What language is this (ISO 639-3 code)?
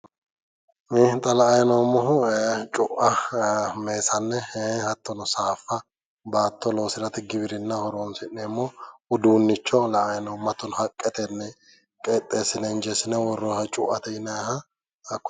sid